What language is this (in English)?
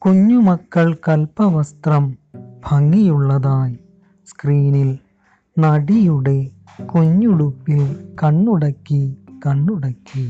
Malayalam